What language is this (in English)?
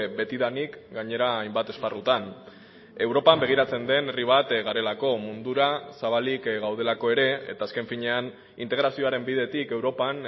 Basque